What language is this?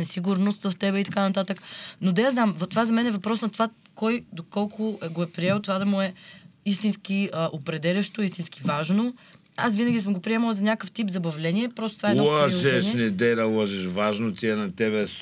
Bulgarian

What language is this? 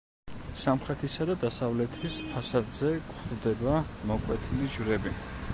Georgian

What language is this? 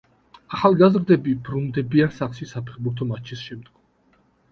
Georgian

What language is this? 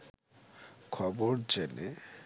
Bangla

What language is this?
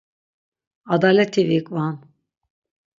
Laz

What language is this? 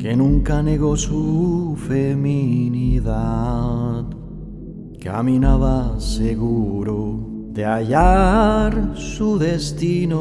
Spanish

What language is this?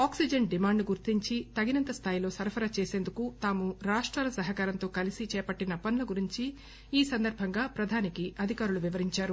Telugu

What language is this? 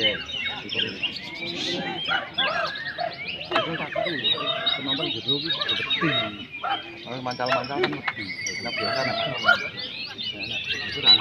Indonesian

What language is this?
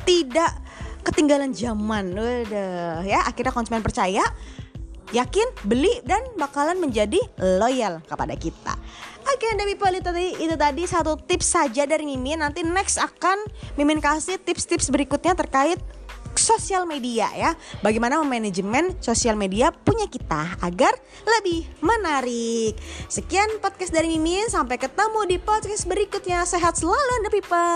Indonesian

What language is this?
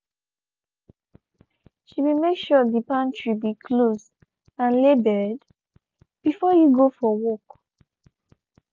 Nigerian Pidgin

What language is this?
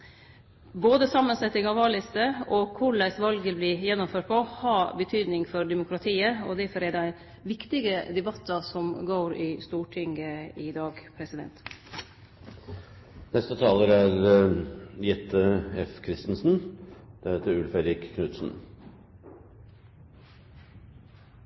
Norwegian Nynorsk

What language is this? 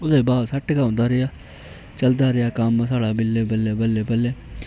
Dogri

